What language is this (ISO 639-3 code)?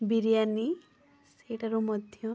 ori